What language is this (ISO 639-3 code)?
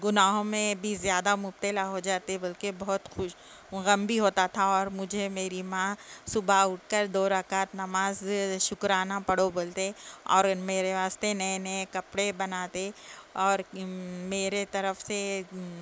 urd